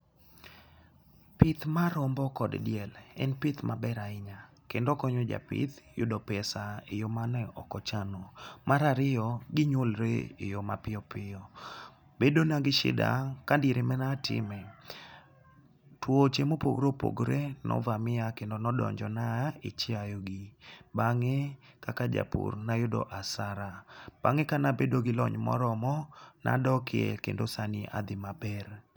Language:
Luo (Kenya and Tanzania)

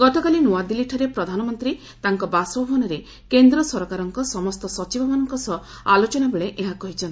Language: Odia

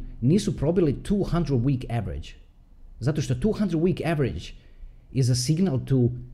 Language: Croatian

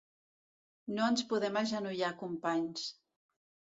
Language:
Catalan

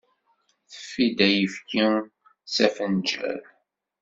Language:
Kabyle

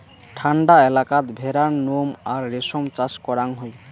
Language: Bangla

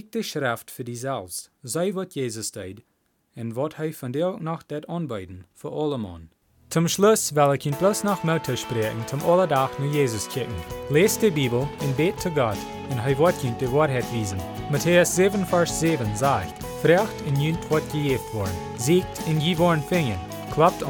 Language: Dutch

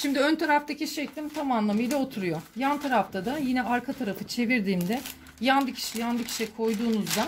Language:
Turkish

